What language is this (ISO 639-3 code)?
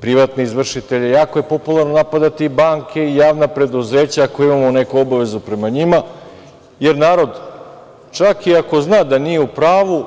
srp